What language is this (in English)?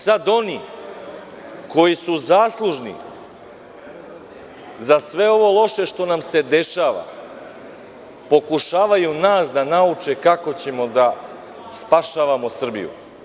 Serbian